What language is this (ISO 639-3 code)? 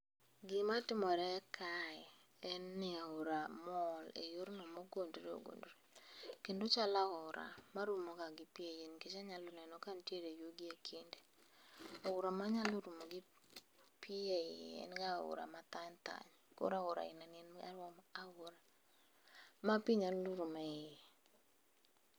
luo